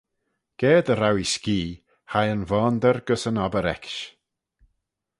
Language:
Manx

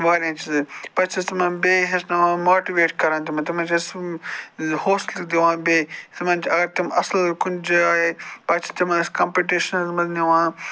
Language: Kashmiri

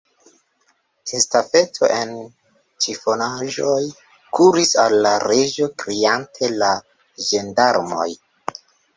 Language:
Esperanto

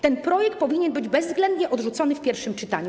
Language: Polish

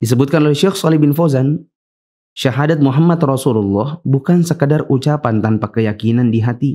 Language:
Indonesian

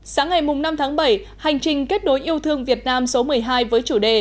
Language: Vietnamese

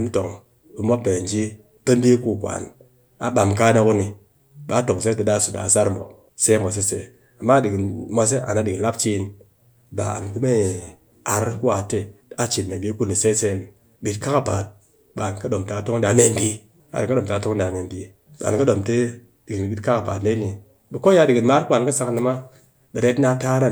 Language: Cakfem-Mushere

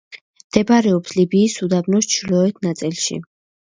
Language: Georgian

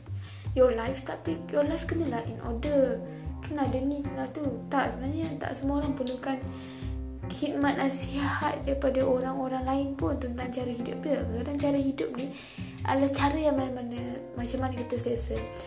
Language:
Malay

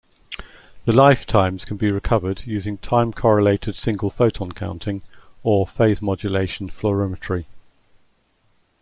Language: English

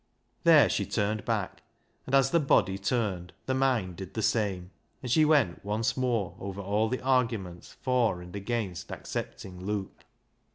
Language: English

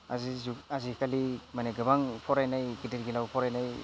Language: Bodo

